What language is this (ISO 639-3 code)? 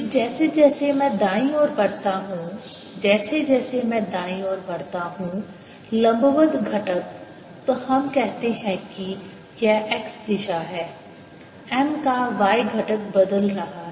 hin